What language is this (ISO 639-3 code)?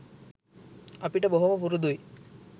sin